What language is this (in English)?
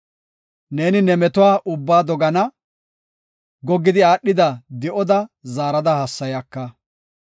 Gofa